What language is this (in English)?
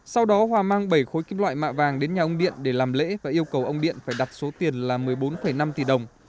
Vietnamese